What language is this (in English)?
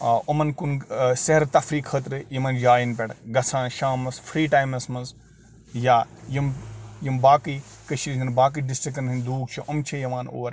Kashmiri